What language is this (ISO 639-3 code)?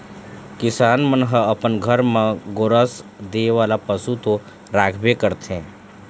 hne